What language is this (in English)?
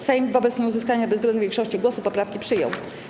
Polish